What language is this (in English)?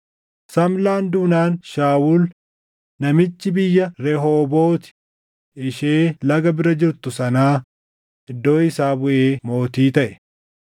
Oromo